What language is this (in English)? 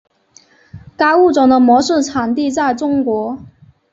Chinese